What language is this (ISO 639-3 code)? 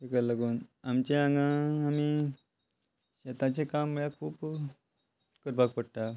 kok